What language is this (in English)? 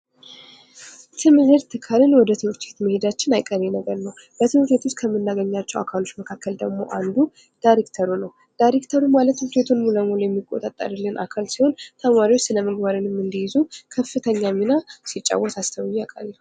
Amharic